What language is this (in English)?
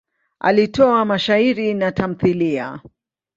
Swahili